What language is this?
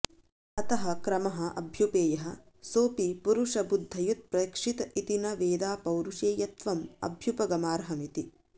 Sanskrit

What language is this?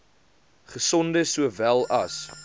Afrikaans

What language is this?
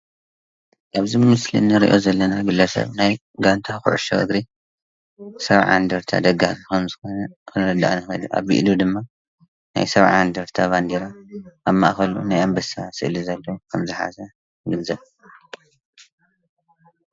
Tigrinya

